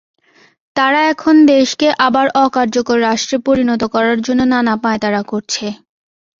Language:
Bangla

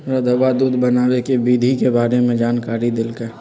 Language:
Magahi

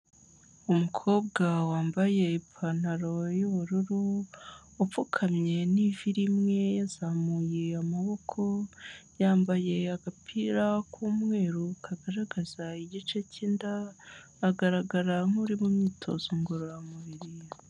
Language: Kinyarwanda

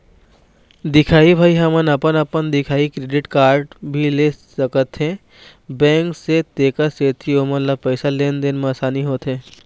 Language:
Chhattisgarhi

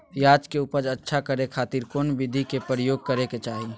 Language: Magahi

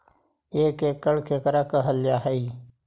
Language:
Magahi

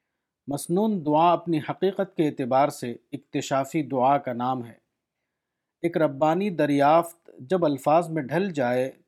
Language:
Urdu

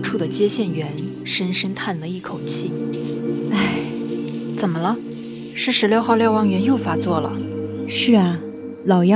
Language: Chinese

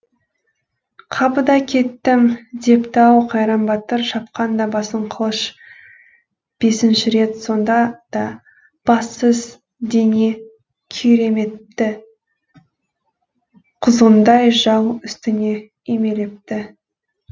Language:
Kazakh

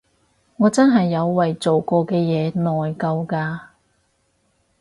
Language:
Cantonese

